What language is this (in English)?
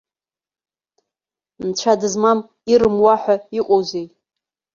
Abkhazian